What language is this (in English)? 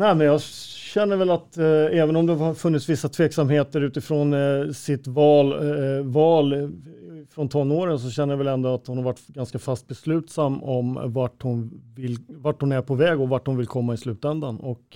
Swedish